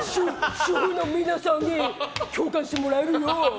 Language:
Japanese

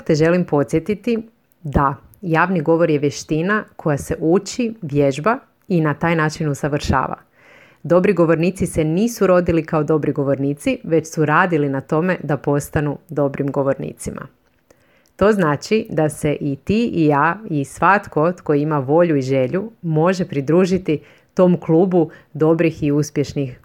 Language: Croatian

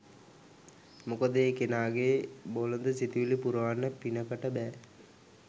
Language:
Sinhala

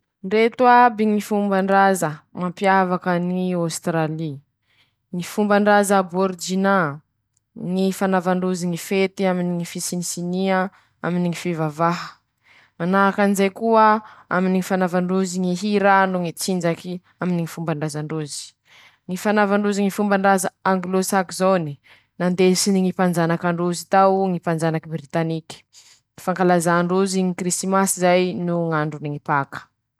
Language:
Masikoro Malagasy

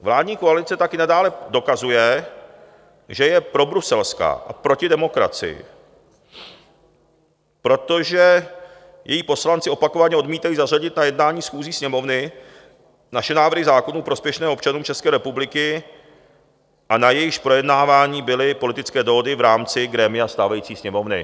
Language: Czech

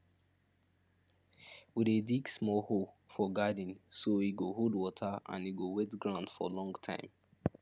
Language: Nigerian Pidgin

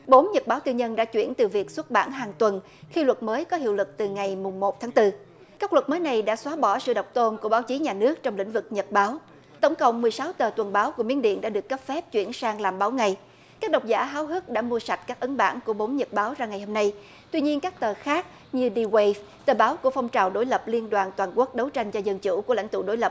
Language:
Vietnamese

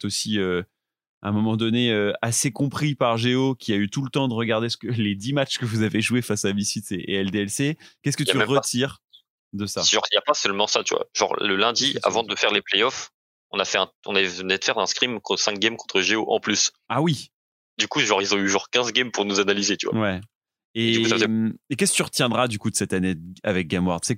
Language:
French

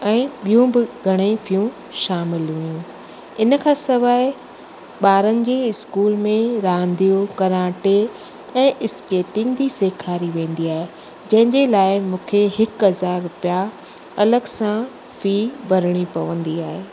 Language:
Sindhi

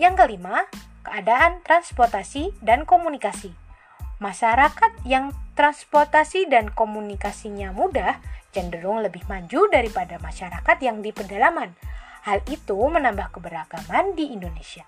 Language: Indonesian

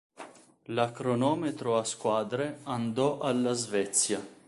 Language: Italian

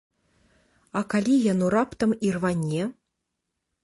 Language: Belarusian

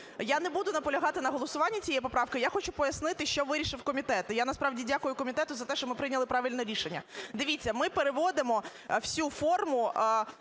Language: Ukrainian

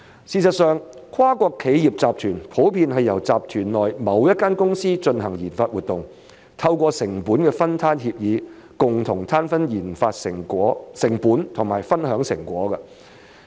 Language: Cantonese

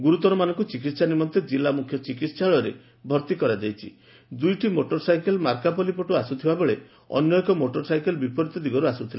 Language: Odia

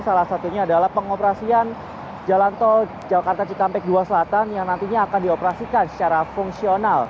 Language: Indonesian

